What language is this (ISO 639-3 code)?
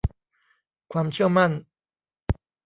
tha